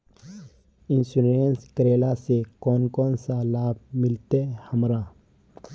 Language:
Magahi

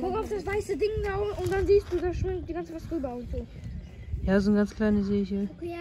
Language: German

